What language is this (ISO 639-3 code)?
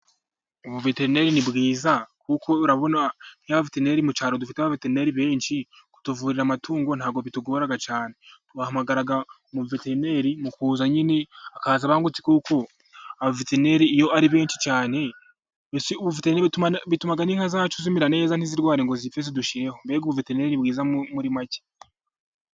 kin